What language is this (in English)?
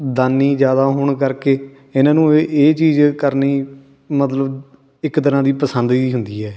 Punjabi